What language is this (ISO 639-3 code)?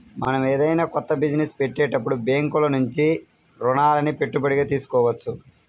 tel